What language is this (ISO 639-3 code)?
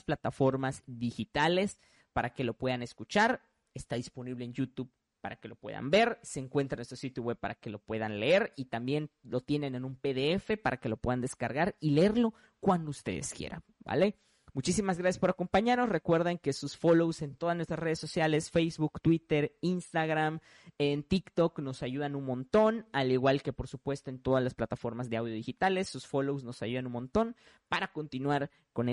spa